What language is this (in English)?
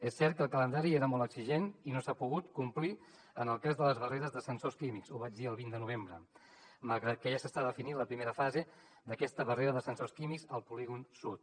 Catalan